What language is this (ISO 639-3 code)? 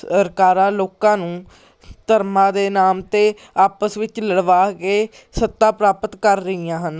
pan